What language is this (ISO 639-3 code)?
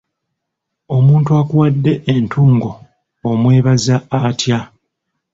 lug